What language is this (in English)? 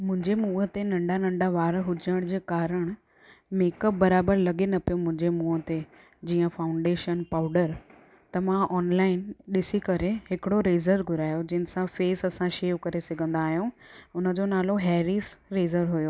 Sindhi